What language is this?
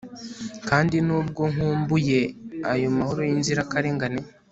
Kinyarwanda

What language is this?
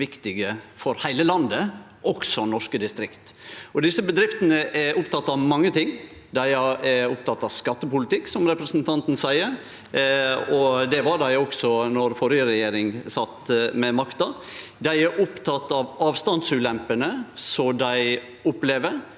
Norwegian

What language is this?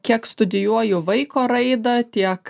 Lithuanian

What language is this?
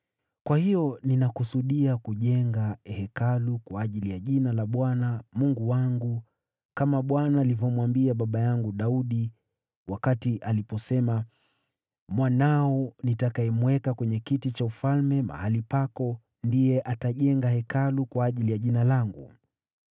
Swahili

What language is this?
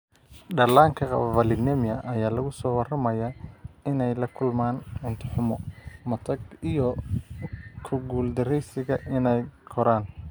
Somali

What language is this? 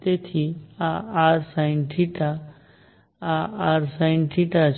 Gujarati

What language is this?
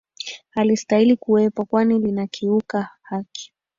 Swahili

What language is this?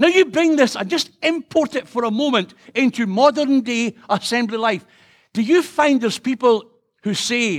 English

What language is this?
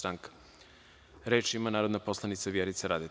Serbian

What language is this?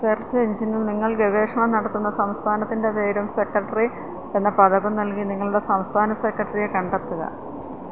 Malayalam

